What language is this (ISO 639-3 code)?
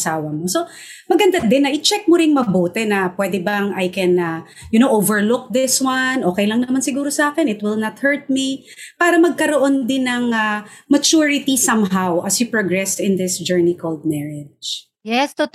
fil